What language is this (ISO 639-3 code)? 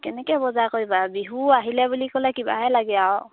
asm